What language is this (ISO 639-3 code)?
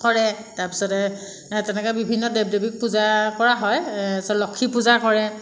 asm